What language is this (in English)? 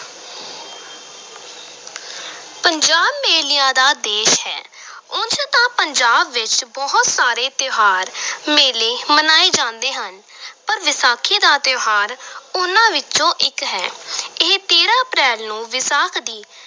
Punjabi